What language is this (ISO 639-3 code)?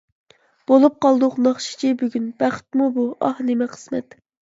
uig